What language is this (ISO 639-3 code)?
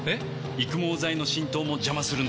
jpn